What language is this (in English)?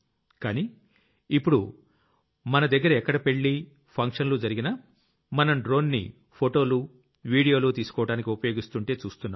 Telugu